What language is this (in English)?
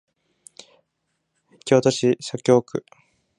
Japanese